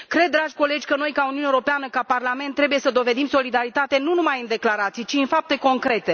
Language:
Romanian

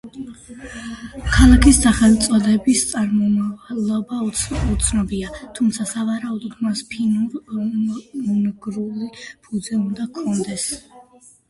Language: Georgian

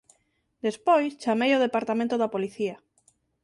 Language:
Galician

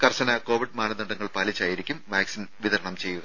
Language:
Malayalam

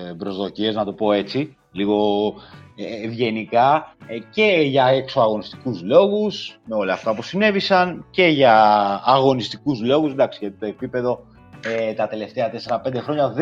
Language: Greek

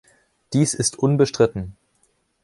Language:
German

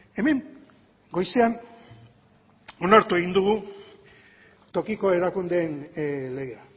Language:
Basque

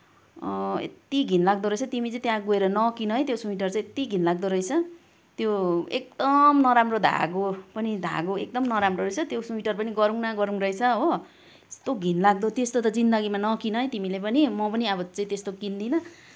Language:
Nepali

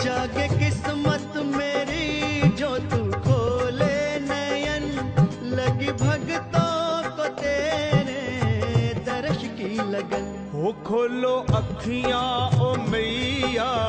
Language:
Hindi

